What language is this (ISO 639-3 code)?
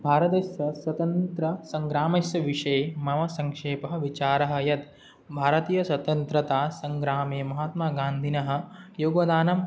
san